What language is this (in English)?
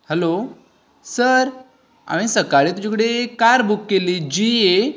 Konkani